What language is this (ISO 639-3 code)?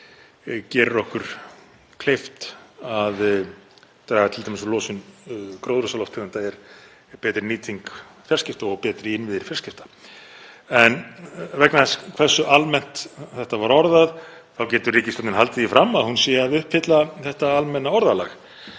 isl